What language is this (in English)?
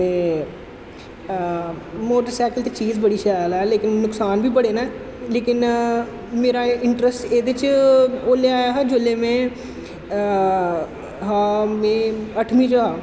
Dogri